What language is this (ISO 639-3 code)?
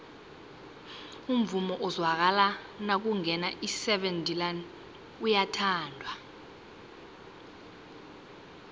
nbl